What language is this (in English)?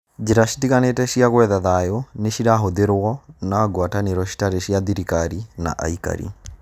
Kikuyu